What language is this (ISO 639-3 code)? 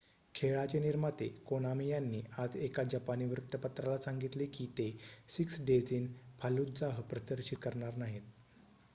mar